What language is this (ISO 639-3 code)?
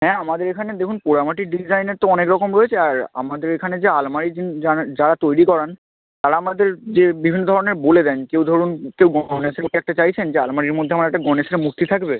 ben